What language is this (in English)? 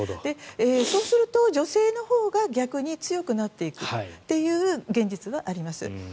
Japanese